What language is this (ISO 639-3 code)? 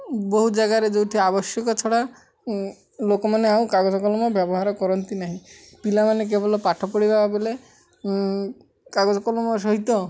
ori